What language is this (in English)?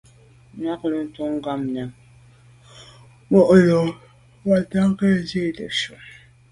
Medumba